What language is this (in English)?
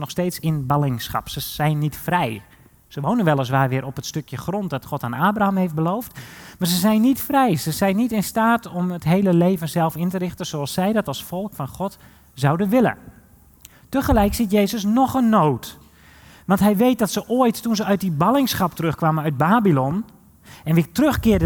Dutch